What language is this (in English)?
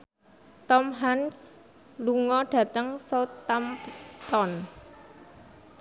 Javanese